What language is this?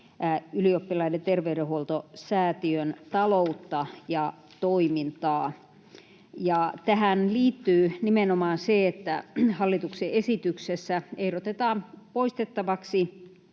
Finnish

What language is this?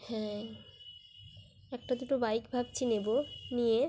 Bangla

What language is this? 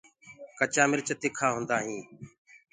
Gurgula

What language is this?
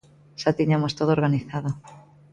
Galician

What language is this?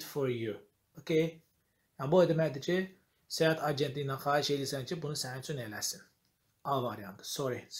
Turkish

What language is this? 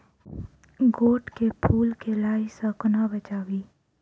Maithili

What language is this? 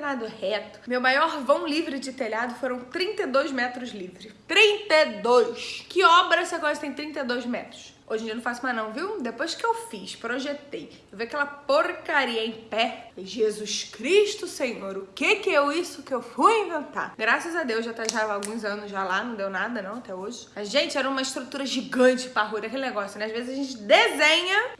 Portuguese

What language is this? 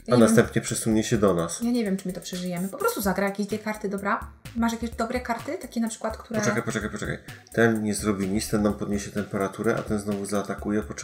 Polish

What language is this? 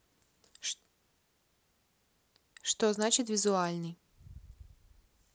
Russian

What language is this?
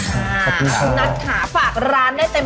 Thai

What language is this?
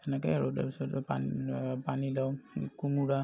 Assamese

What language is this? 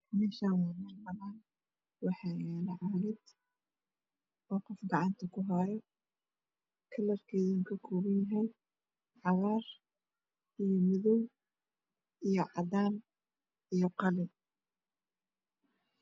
Somali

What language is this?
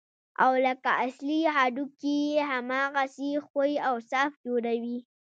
Pashto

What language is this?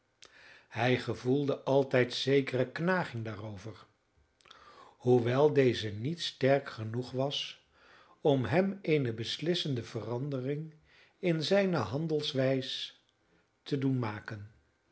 Dutch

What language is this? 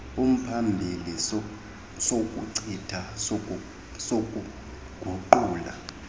Xhosa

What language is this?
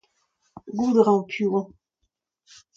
Breton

